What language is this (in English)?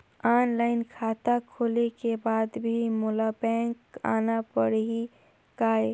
Chhattisgarhi